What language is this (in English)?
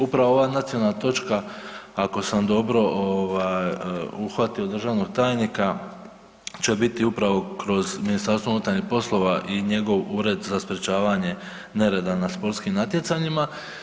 Croatian